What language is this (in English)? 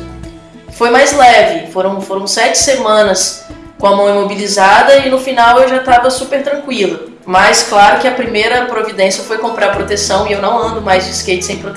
Portuguese